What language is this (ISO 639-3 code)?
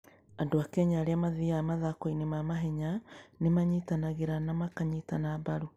kik